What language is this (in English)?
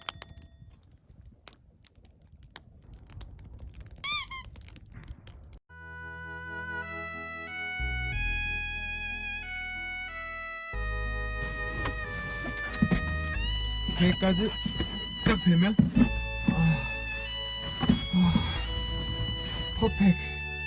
Korean